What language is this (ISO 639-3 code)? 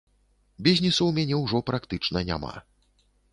bel